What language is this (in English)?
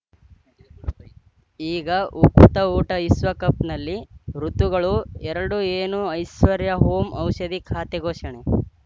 Kannada